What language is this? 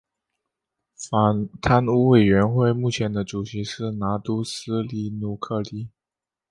Chinese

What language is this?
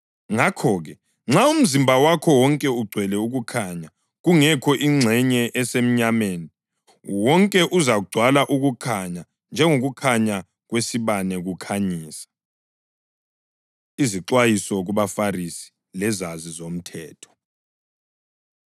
North Ndebele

